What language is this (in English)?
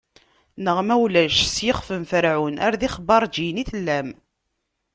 Kabyle